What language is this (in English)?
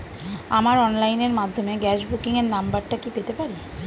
Bangla